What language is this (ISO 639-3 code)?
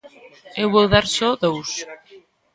glg